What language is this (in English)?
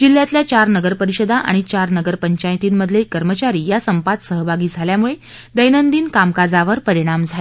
Marathi